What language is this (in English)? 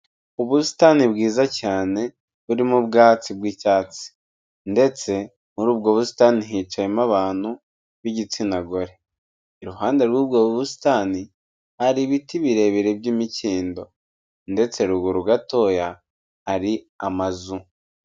Kinyarwanda